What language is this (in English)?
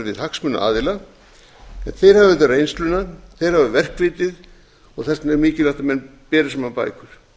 Icelandic